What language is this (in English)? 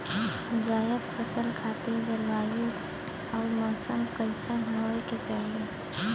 Bhojpuri